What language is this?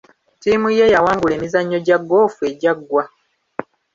Ganda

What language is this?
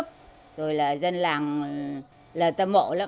Vietnamese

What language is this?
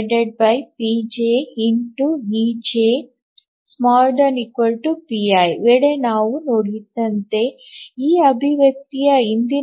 Kannada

